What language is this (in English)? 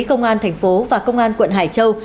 Vietnamese